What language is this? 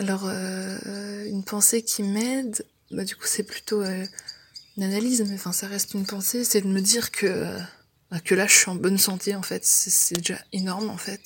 French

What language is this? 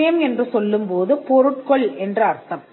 Tamil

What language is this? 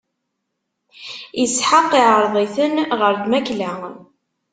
Kabyle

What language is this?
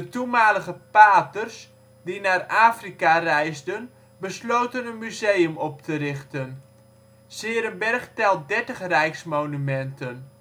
Dutch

